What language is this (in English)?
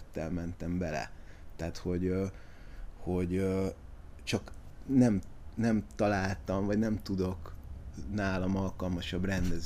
Hungarian